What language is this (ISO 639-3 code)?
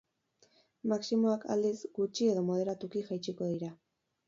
eus